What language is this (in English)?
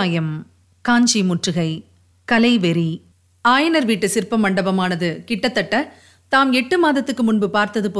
Tamil